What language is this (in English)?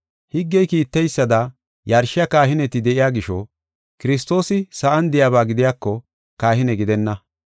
Gofa